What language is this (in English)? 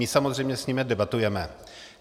Czech